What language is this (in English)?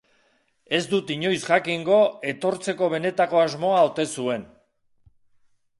Basque